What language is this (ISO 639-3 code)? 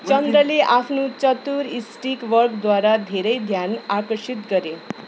nep